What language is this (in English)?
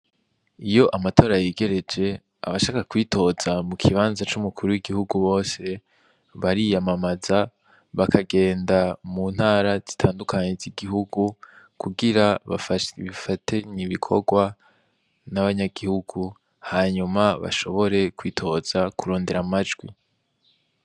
Rundi